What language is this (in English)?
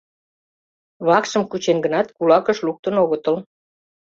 Mari